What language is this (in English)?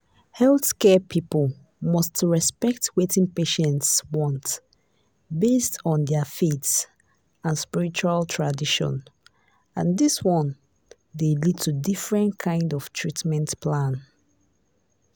Nigerian Pidgin